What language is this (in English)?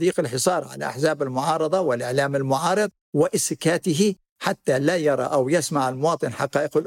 Arabic